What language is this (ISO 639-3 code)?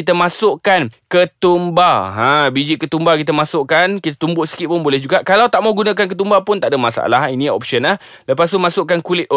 msa